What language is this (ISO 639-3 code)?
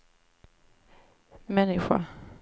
swe